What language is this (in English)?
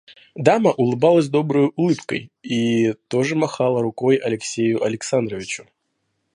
Russian